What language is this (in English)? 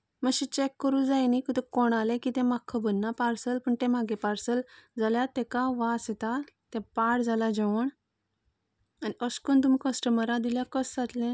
Konkani